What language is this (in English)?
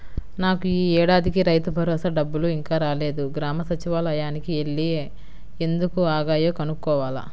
Telugu